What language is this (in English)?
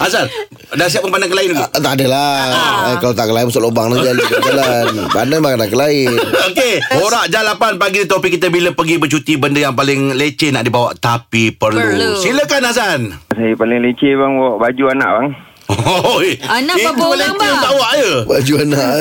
Malay